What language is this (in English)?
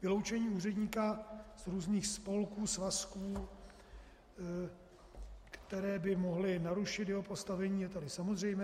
Czech